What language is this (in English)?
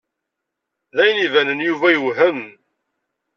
Kabyle